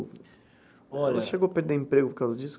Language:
Portuguese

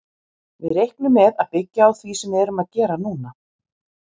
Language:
Icelandic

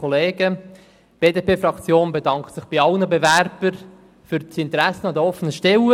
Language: Swiss German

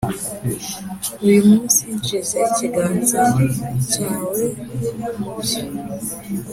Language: Kinyarwanda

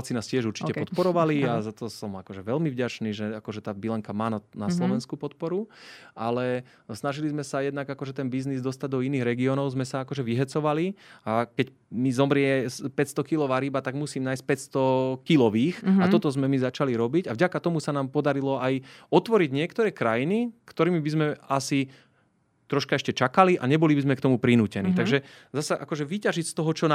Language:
Slovak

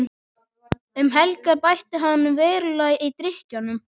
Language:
Icelandic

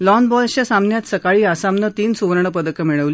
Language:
Marathi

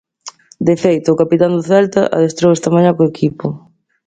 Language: Galician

